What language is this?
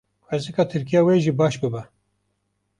Kurdish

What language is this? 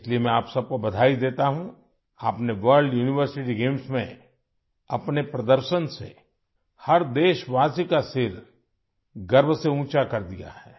Urdu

